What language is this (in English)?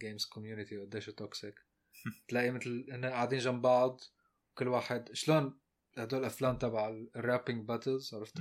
Arabic